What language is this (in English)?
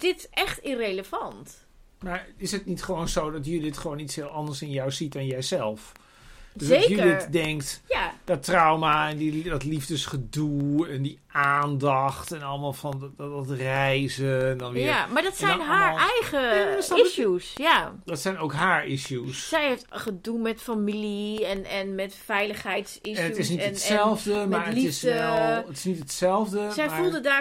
Dutch